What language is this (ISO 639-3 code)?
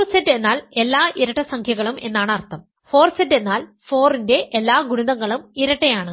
mal